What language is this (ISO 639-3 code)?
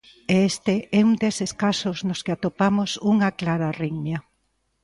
glg